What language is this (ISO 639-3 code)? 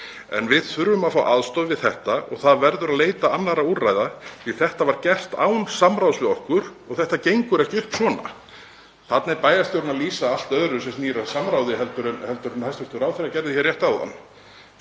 isl